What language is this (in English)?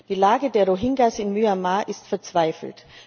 German